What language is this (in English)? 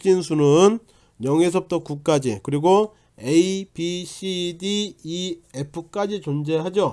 Korean